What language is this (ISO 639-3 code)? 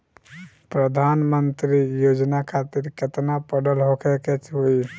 bho